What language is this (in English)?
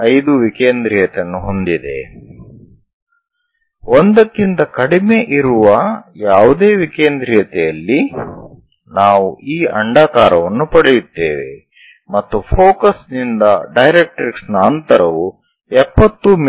Kannada